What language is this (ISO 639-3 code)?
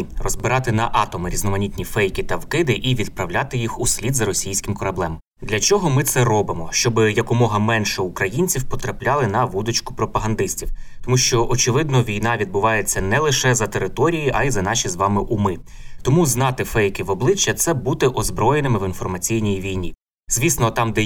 ukr